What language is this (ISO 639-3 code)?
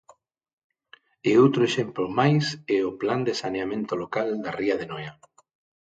glg